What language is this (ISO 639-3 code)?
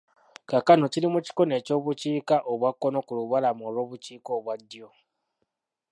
lug